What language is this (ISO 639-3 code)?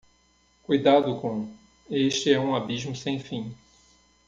por